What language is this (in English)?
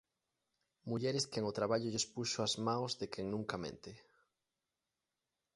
Galician